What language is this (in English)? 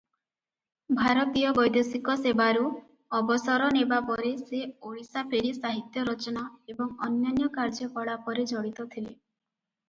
Odia